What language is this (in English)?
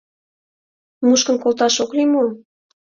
Mari